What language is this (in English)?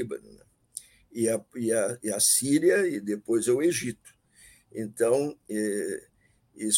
Portuguese